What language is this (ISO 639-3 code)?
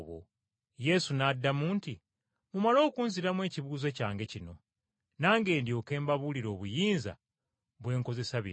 lug